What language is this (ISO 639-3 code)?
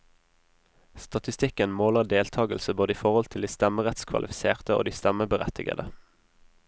nor